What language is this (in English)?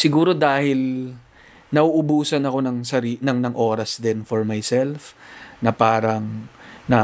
Filipino